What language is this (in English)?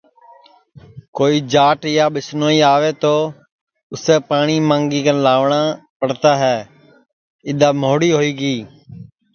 Sansi